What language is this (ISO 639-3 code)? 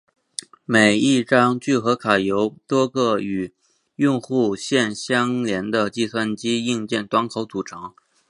zho